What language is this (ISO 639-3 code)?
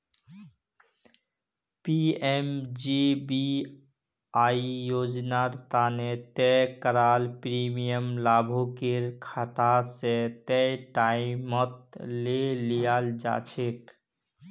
mag